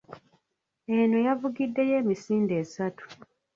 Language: Ganda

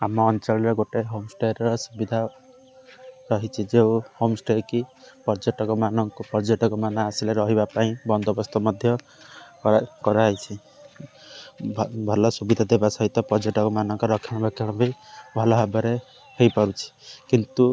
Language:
Odia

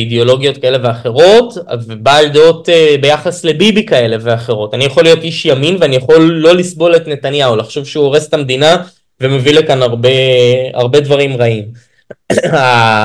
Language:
Hebrew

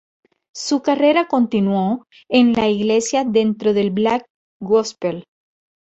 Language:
Spanish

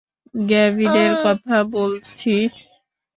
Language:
Bangla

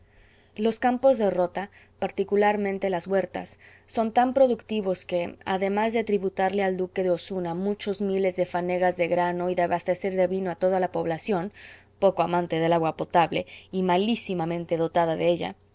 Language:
Spanish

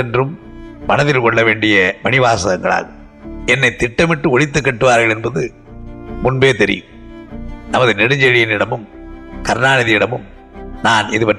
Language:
Tamil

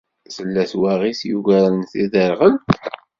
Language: Kabyle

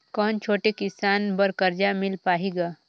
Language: Chhattisgarhi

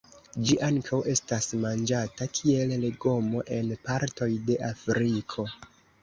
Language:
Esperanto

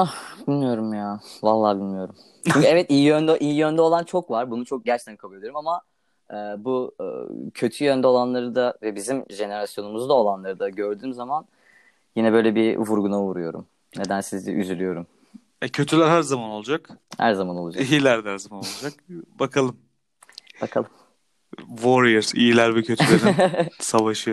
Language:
Turkish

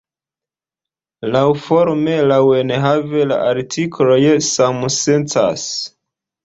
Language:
Esperanto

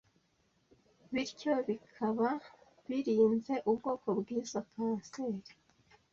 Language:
Kinyarwanda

